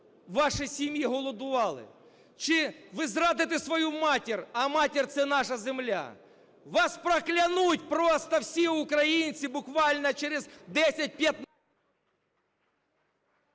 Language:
Ukrainian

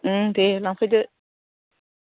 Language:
Bodo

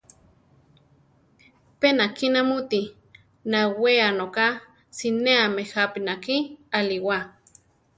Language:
Central Tarahumara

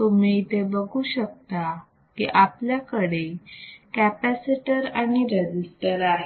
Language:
Marathi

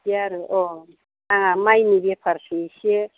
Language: Bodo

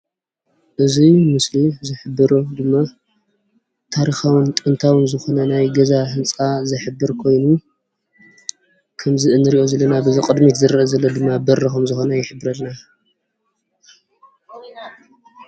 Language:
Tigrinya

